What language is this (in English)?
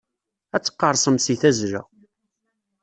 Kabyle